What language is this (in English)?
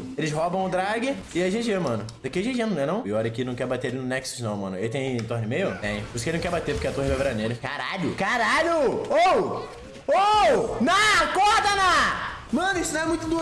Portuguese